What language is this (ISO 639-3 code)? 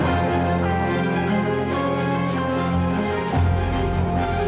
ind